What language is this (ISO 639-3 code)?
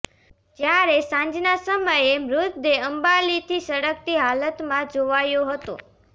guj